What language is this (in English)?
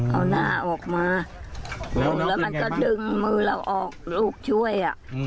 Thai